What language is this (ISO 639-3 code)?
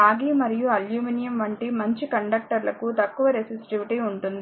tel